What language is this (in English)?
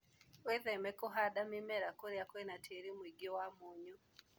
Kikuyu